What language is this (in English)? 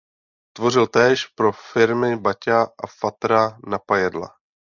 Czech